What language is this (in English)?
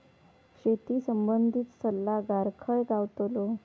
Marathi